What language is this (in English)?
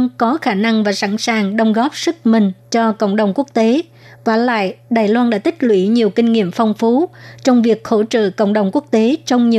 Vietnamese